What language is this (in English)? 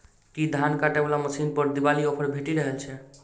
Maithili